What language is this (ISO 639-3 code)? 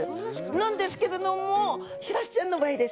jpn